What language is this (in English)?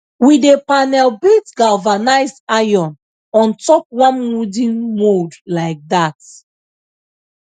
Nigerian Pidgin